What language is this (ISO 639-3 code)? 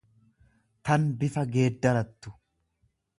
orm